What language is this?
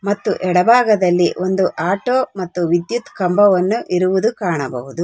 Kannada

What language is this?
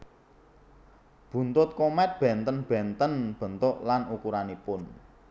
Javanese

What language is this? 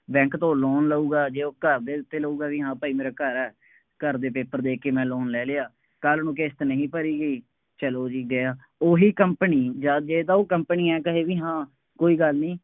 Punjabi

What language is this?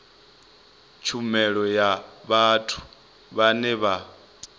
Venda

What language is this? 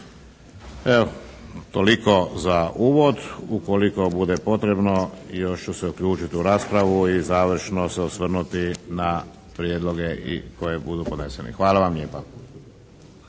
Croatian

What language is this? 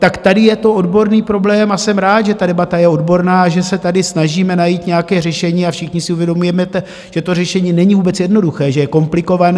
Czech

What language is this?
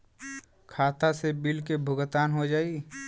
Bhojpuri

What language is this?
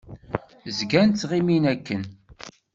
Kabyle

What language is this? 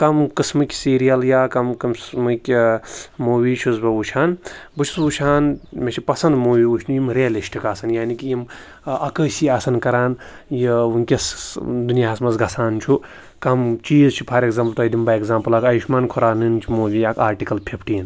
Kashmiri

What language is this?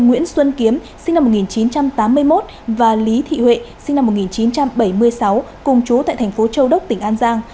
Vietnamese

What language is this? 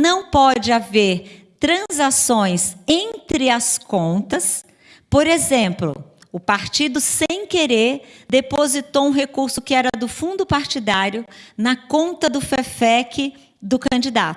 Portuguese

